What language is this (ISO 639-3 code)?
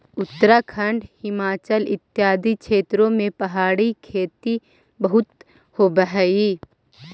mag